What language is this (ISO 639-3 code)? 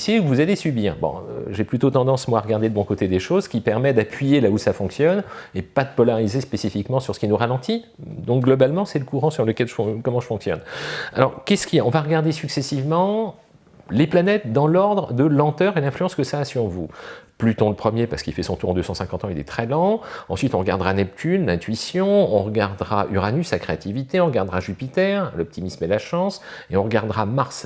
fra